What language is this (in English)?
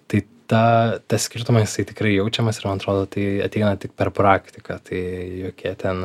Lithuanian